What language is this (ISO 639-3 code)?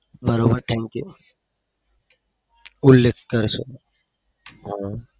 guj